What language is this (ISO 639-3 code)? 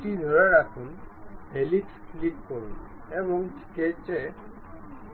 ben